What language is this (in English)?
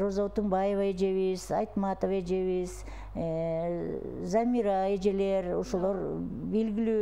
Turkish